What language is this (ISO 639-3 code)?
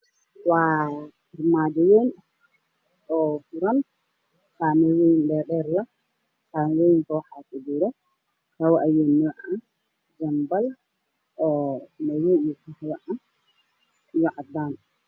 som